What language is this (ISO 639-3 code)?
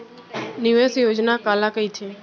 hne